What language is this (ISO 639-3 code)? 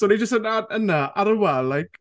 cym